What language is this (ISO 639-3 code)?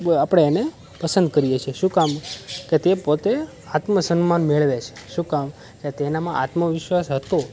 guj